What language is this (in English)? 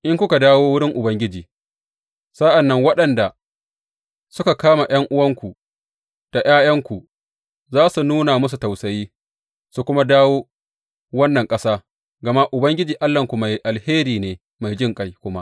Hausa